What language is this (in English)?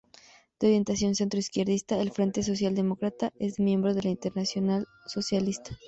Spanish